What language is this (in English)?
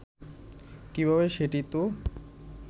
Bangla